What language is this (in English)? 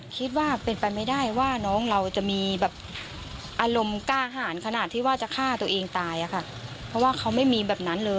Thai